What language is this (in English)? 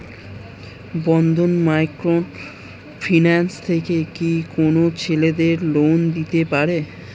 Bangla